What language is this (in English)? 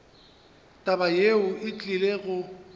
Northern Sotho